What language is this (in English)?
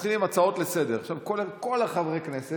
Hebrew